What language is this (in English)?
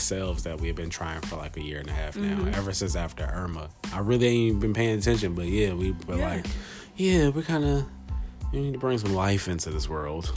English